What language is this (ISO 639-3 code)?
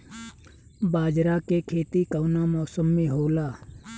bho